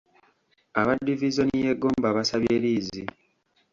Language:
Ganda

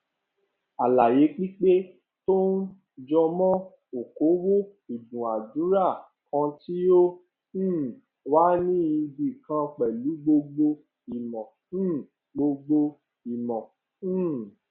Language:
Yoruba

